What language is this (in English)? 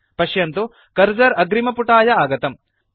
Sanskrit